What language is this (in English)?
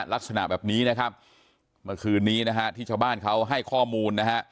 Thai